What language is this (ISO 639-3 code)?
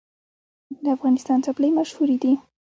pus